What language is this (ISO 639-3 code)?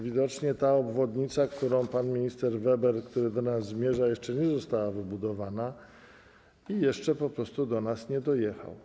pol